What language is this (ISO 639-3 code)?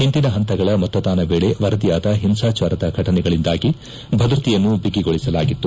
kan